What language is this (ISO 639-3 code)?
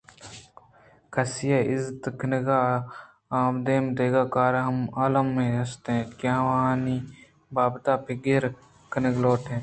bgp